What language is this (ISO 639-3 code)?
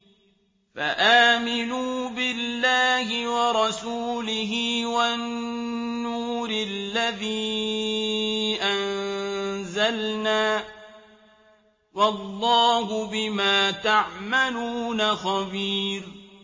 ara